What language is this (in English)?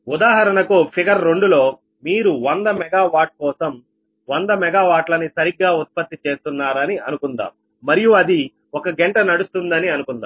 Telugu